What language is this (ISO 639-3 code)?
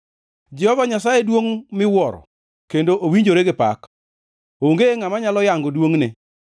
luo